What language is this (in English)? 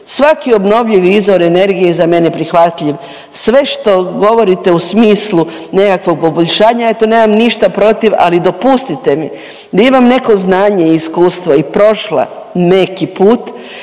Croatian